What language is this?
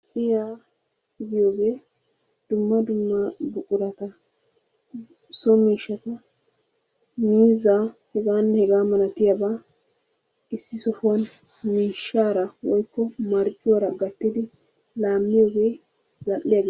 Wolaytta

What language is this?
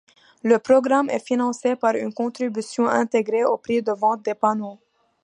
French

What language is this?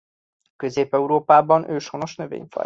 Hungarian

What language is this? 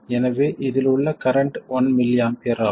Tamil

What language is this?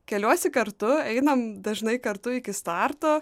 Lithuanian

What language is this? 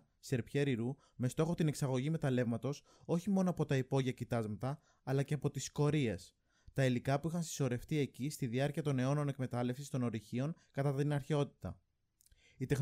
Greek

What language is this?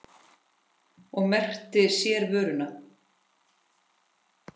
Icelandic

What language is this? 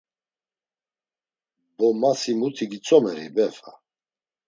Laz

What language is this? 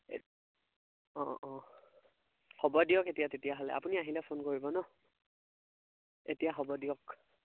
Assamese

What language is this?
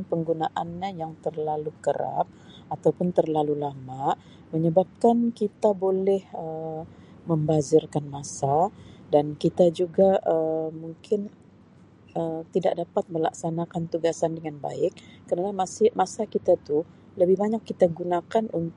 Sabah Malay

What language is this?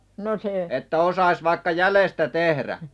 Finnish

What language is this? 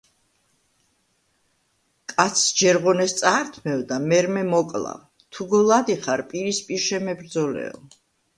Georgian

